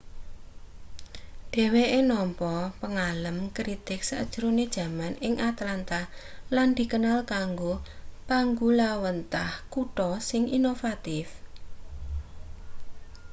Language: Javanese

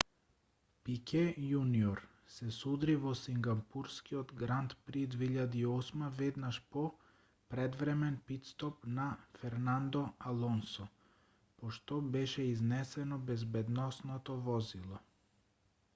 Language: Macedonian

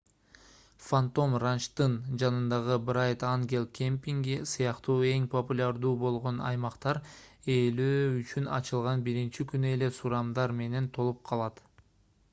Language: Kyrgyz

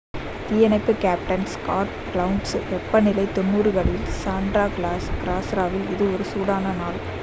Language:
Tamil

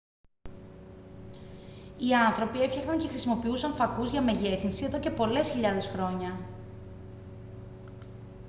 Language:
Greek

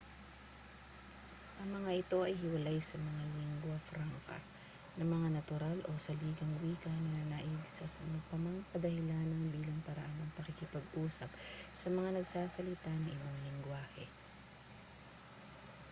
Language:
Filipino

